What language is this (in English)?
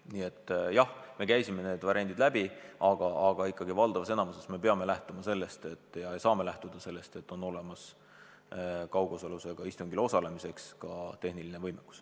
Estonian